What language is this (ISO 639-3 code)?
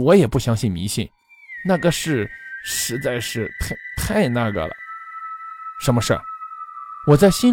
zho